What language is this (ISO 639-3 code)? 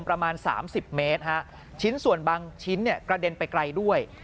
tha